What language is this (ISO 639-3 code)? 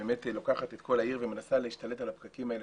heb